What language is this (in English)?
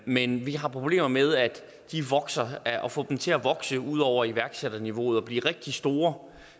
Danish